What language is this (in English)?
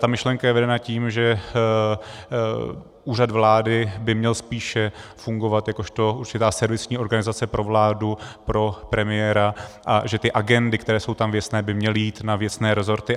Czech